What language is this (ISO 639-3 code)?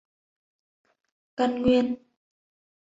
vie